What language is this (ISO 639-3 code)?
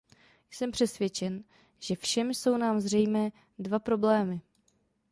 ces